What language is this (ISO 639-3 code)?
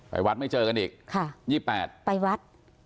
tha